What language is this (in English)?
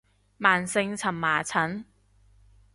Cantonese